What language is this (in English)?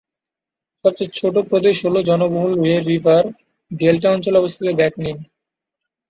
Bangla